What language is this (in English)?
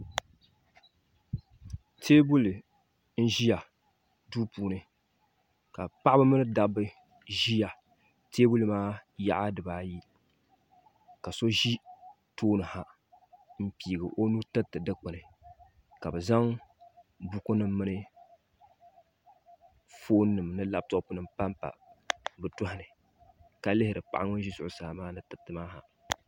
Dagbani